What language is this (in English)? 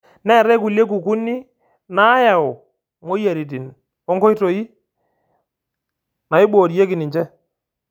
Masai